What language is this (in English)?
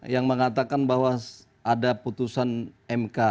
Indonesian